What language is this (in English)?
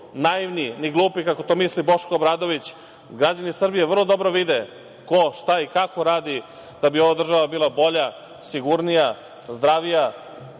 Serbian